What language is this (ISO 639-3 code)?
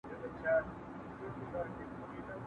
pus